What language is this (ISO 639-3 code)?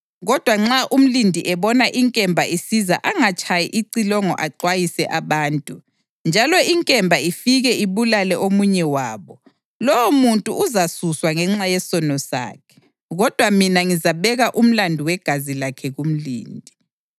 nde